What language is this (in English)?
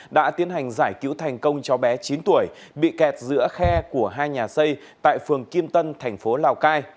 Vietnamese